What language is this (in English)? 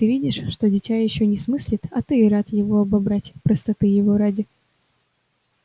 Russian